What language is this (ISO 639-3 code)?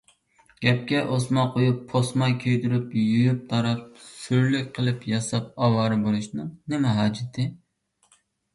uig